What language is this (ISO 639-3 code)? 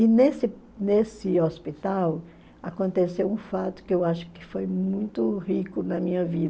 por